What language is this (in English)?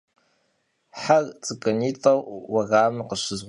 Kabardian